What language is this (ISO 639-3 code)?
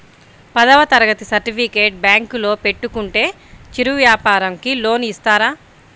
tel